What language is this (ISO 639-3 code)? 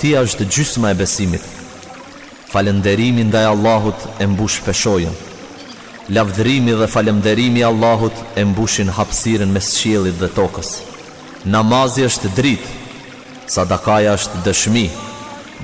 ara